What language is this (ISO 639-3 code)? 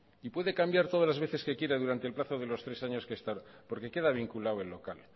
spa